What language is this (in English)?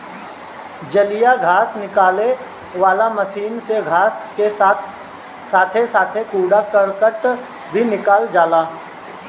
Bhojpuri